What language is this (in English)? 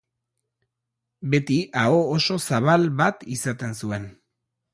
Basque